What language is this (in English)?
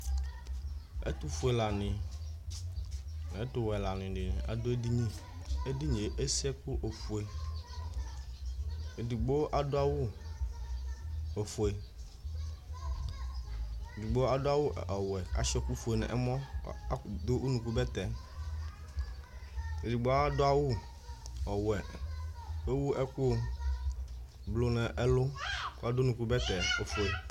Ikposo